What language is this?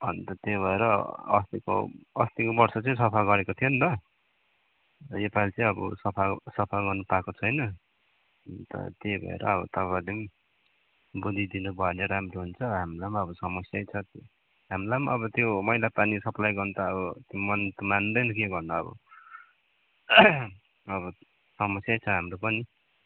Nepali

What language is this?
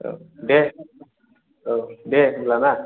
Bodo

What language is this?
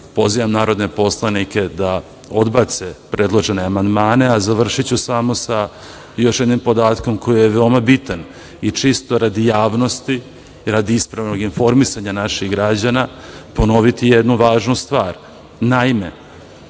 Serbian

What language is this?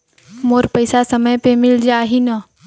Chhattisgarhi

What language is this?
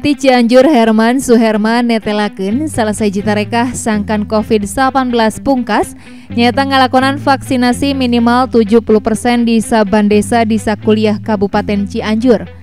Indonesian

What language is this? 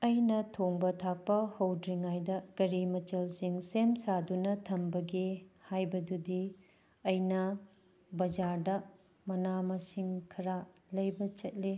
Manipuri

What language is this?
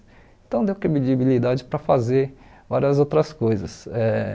Portuguese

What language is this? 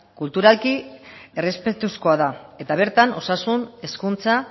Basque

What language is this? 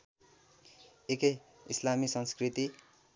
Nepali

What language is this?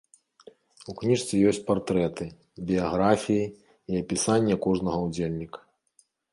Belarusian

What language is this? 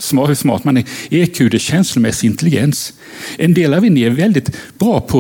Swedish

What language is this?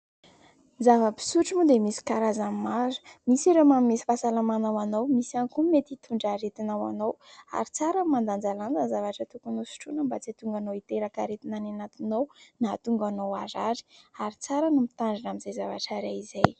Malagasy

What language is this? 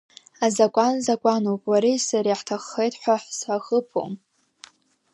Abkhazian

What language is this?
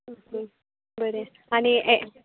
Konkani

